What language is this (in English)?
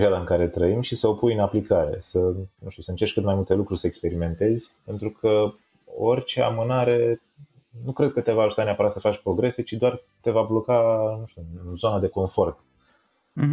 Romanian